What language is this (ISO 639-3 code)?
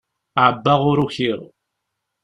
kab